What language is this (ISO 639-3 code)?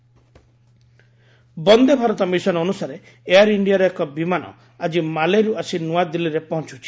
ori